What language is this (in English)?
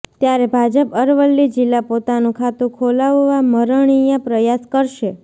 Gujarati